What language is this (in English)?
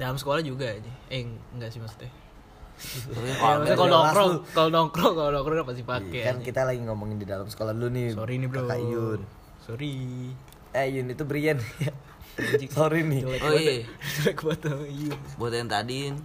Indonesian